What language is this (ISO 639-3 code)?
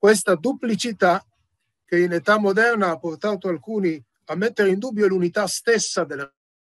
ita